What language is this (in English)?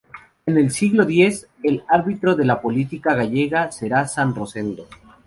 Spanish